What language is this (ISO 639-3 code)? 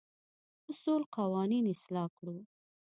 pus